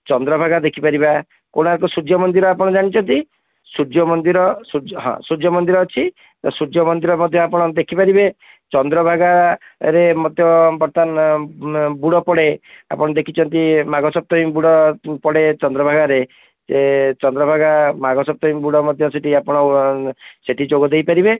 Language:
Odia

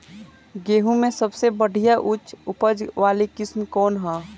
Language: Bhojpuri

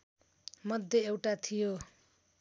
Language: Nepali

